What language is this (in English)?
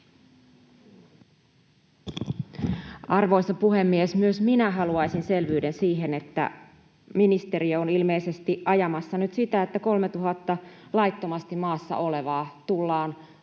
Finnish